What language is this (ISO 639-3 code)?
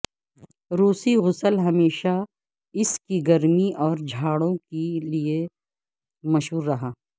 urd